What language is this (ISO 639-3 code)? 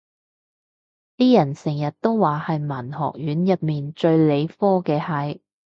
yue